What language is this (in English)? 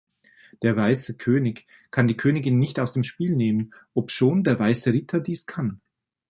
German